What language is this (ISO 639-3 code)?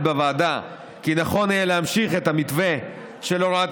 heb